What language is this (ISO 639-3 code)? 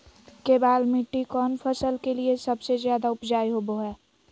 mag